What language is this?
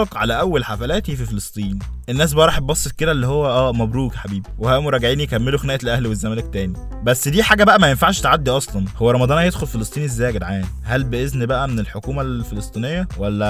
Arabic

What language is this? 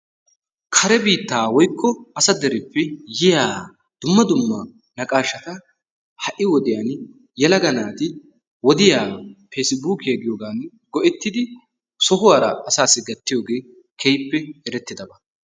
Wolaytta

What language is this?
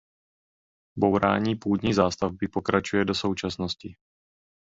Czech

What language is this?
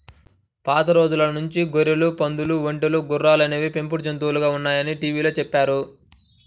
Telugu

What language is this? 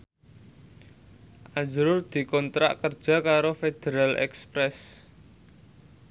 Javanese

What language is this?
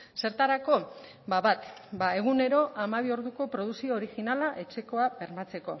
Basque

